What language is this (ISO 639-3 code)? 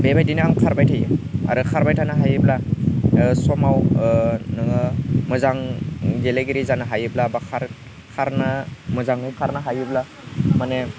brx